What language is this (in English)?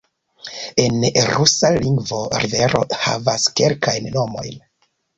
Esperanto